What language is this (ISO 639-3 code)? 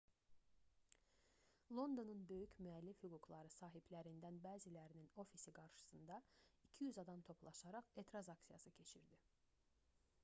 aze